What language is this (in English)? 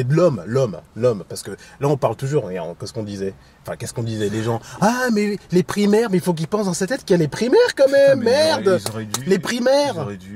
French